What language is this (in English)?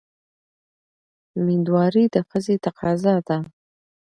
Pashto